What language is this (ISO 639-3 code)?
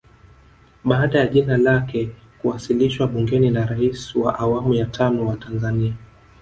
swa